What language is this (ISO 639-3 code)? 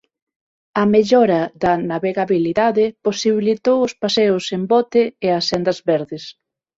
glg